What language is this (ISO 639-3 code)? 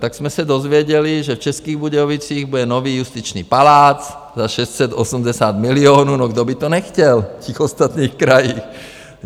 ces